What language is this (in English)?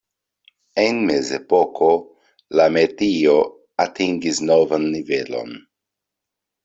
Esperanto